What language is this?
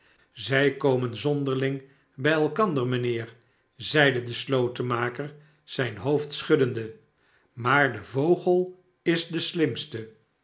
Dutch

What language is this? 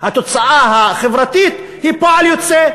Hebrew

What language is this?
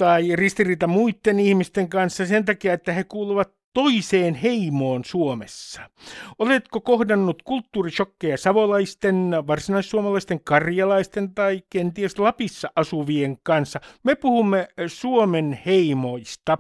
Finnish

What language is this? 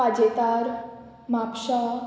Konkani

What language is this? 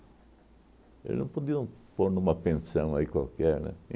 Portuguese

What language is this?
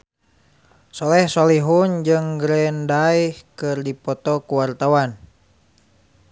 Sundanese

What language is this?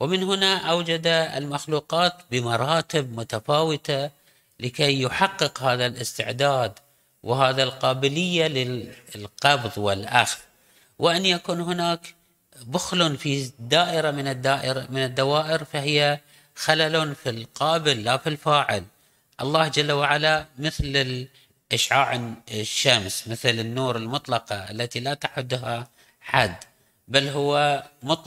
Arabic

